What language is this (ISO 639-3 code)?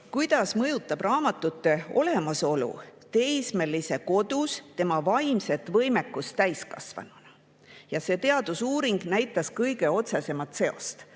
est